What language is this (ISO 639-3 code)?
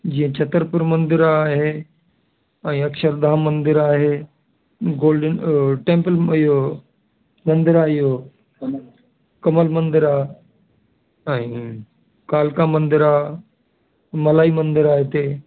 snd